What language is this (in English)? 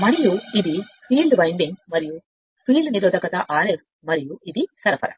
Telugu